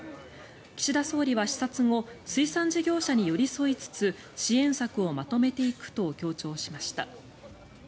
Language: Japanese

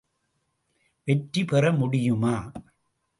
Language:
Tamil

